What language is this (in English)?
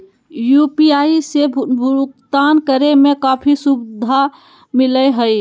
Magahi